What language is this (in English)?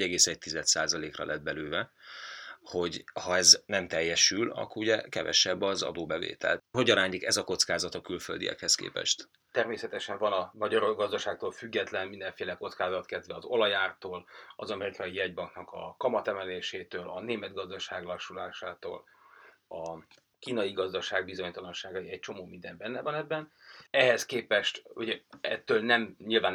Hungarian